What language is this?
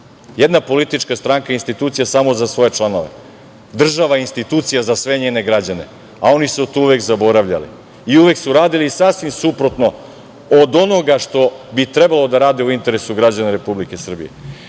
Serbian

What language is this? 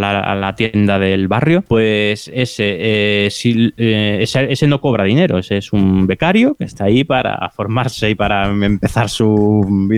Spanish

